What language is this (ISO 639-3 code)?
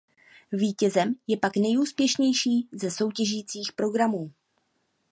ces